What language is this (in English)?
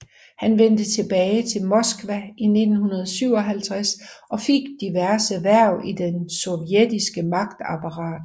Danish